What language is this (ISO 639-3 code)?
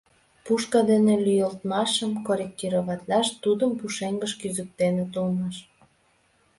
chm